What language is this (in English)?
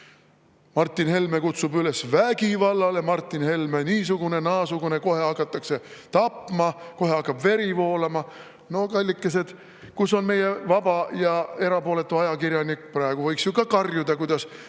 Estonian